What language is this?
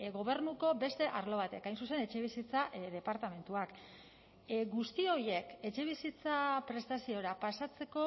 Basque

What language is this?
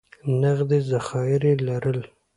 Pashto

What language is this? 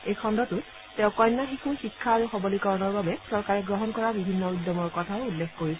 Assamese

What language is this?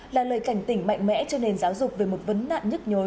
Vietnamese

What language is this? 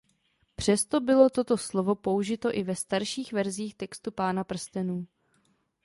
Czech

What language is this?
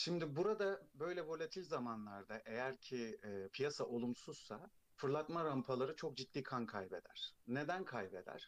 Turkish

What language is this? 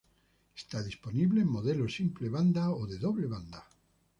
Spanish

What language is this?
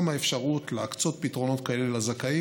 Hebrew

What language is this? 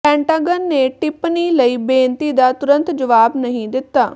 Punjabi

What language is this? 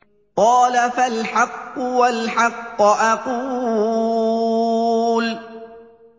Arabic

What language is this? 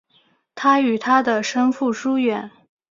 Chinese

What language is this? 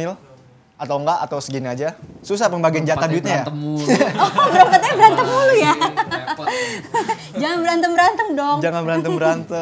Indonesian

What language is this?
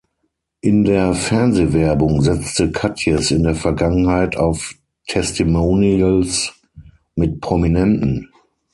German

